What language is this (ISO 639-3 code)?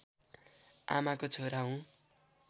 nep